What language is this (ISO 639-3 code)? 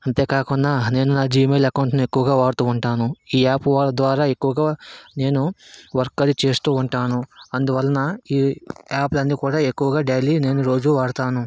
tel